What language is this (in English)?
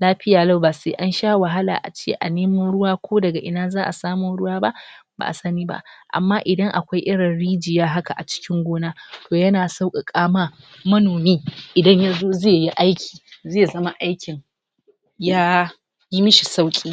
Hausa